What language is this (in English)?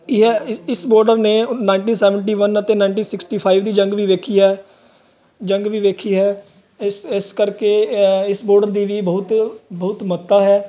Punjabi